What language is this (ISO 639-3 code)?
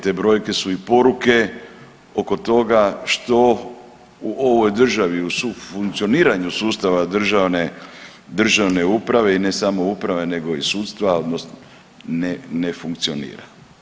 hrv